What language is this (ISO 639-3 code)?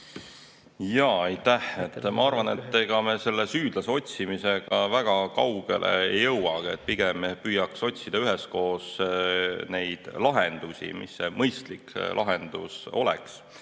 est